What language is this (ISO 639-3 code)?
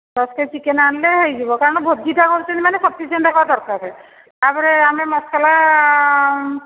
ori